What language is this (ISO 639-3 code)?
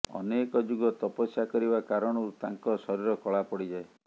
ori